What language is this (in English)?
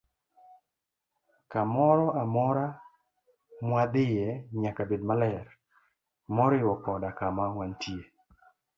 Luo (Kenya and Tanzania)